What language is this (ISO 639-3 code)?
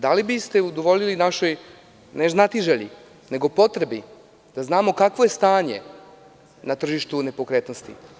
srp